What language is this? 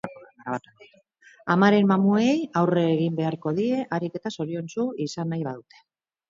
Basque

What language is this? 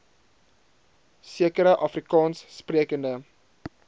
Afrikaans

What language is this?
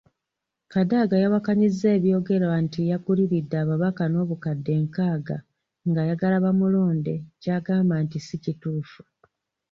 Ganda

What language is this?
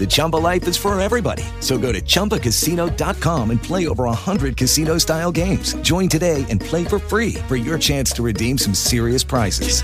Italian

